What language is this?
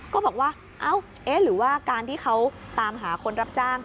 Thai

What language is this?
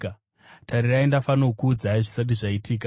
Shona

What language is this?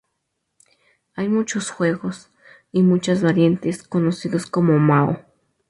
Spanish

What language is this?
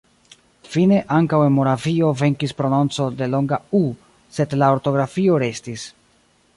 Esperanto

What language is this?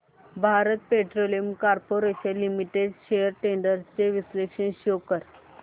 Marathi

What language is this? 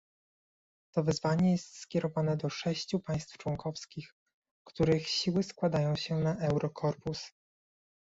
Polish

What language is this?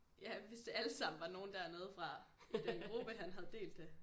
Danish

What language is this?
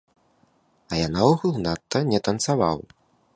Belarusian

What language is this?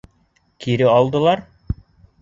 Bashkir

